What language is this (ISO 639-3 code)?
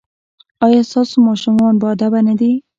pus